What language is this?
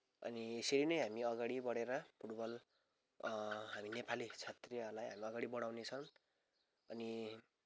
Nepali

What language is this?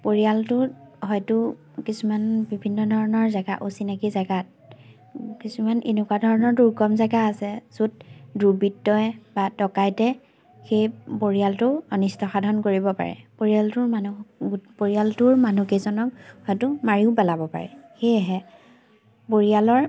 Assamese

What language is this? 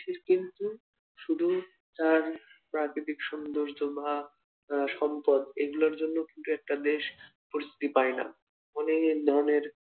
Bangla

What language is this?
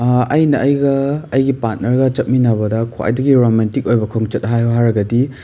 Manipuri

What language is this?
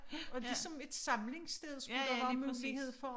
Danish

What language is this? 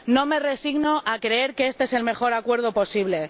Spanish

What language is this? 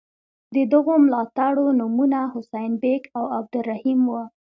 Pashto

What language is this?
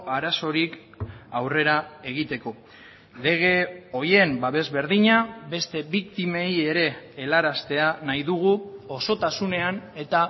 Basque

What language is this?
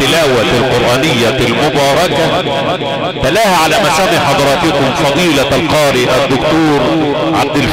Arabic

